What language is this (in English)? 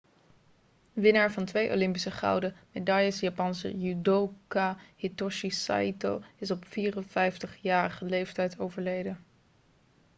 Dutch